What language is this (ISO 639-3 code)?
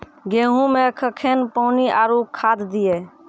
mai